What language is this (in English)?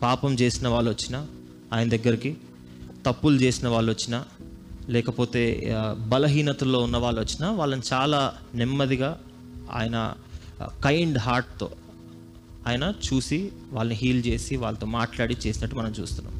Telugu